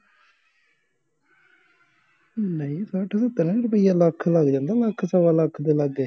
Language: Punjabi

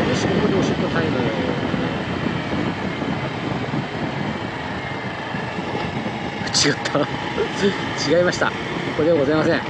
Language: Japanese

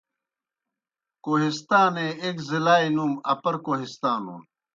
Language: Kohistani Shina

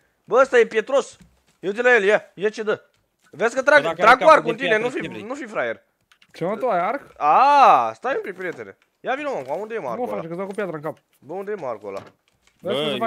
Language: Romanian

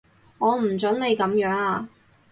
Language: Cantonese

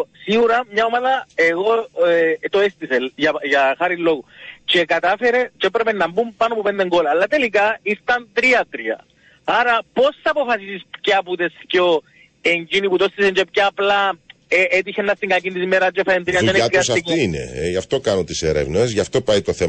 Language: Greek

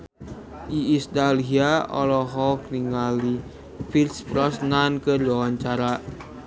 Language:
Sundanese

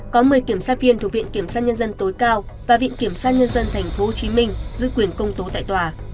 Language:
Vietnamese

